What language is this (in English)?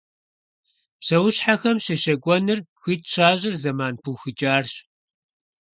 Kabardian